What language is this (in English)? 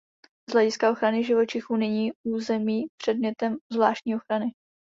Czech